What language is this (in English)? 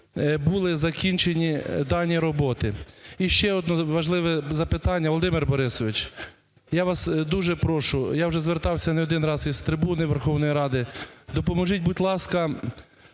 Ukrainian